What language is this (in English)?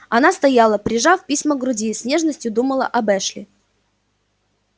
Russian